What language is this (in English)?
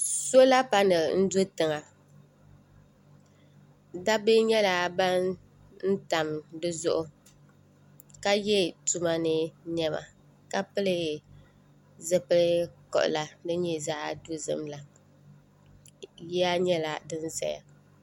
Dagbani